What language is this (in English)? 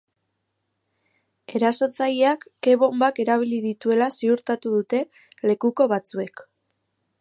Basque